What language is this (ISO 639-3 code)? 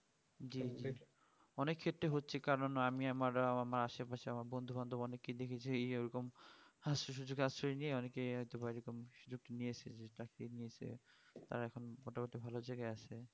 ben